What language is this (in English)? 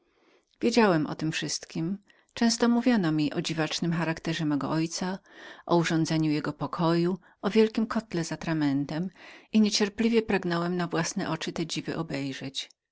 Polish